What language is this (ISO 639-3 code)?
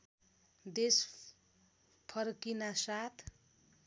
nep